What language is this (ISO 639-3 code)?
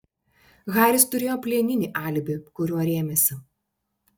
lit